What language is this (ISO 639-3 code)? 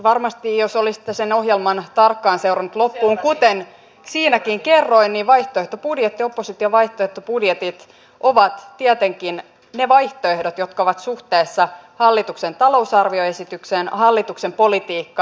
fin